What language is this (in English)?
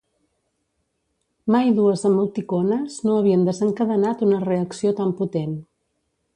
Catalan